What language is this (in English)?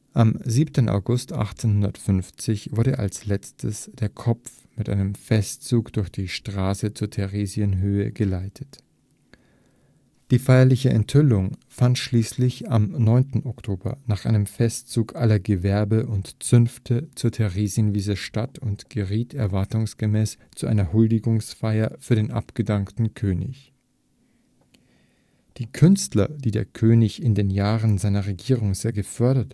German